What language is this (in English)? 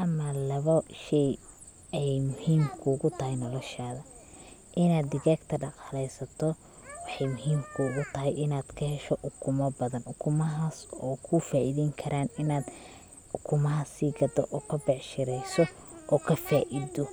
Somali